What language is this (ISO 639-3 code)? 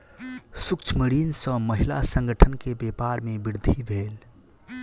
mai